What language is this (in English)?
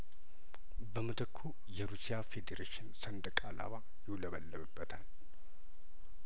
Amharic